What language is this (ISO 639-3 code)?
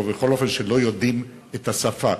heb